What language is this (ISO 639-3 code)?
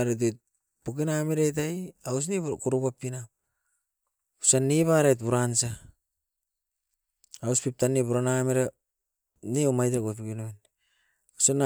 eiv